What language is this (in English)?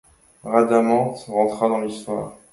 French